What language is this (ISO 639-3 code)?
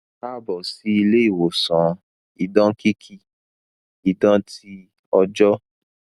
yor